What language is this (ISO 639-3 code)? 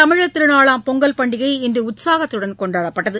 tam